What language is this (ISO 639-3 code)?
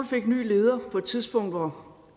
dan